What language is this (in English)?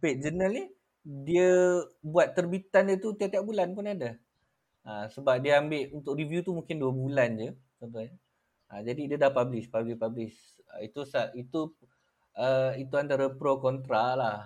Malay